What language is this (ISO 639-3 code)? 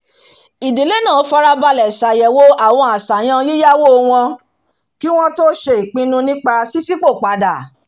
yor